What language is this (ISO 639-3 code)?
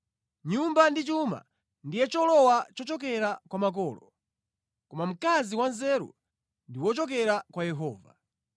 nya